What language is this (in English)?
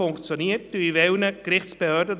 Swiss German